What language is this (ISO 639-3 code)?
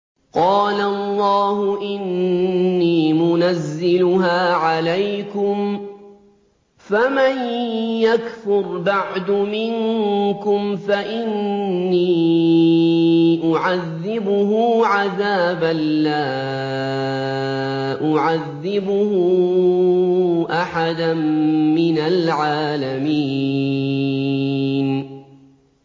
ara